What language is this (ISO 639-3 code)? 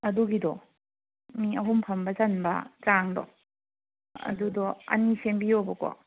mni